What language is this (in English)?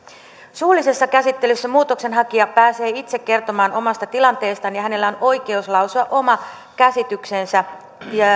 Finnish